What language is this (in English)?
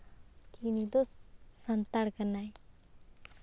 Santali